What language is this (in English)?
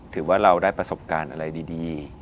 Thai